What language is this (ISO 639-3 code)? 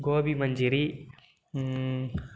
tam